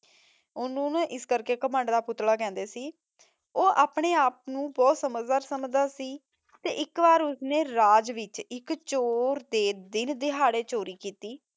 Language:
Punjabi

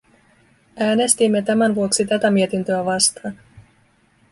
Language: Finnish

